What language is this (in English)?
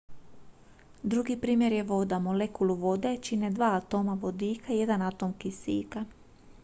Croatian